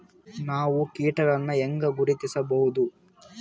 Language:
Kannada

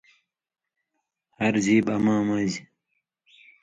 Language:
Indus Kohistani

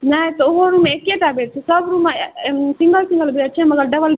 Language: Maithili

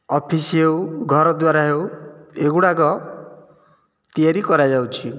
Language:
Odia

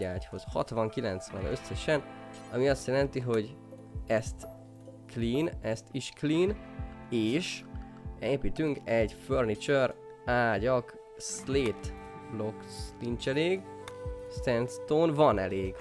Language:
Hungarian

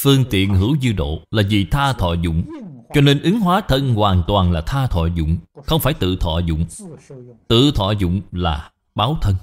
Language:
Vietnamese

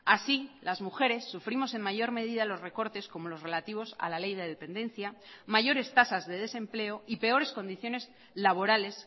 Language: Spanish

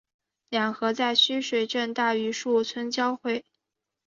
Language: Chinese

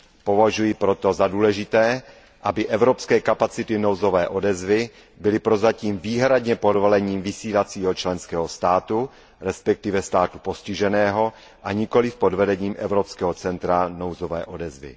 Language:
Czech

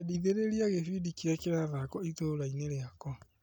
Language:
Kikuyu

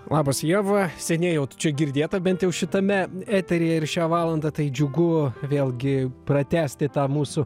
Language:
Lithuanian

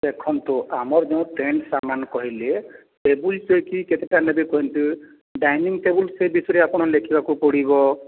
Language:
Odia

